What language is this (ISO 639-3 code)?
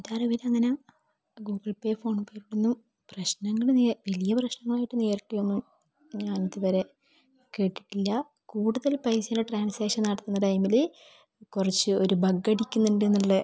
mal